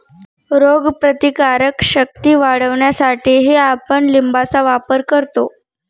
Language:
Marathi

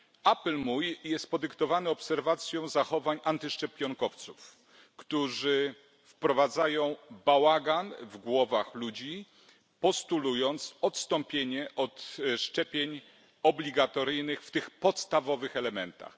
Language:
Polish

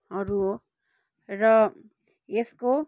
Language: Nepali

